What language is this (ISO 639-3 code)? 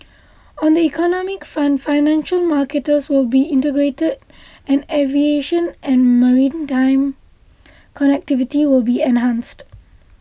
eng